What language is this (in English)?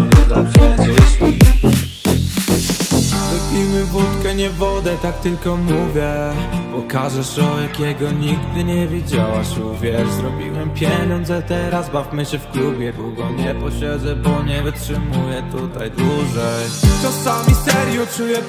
Polish